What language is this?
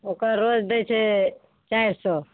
Maithili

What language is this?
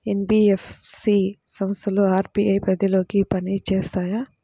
Telugu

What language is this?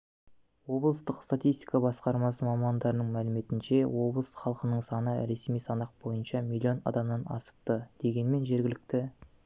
Kazakh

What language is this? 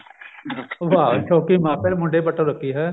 Punjabi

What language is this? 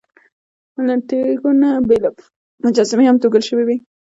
Pashto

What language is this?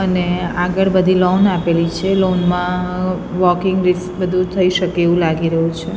Gujarati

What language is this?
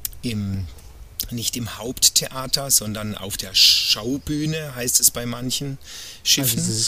German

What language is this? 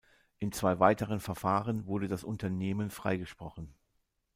German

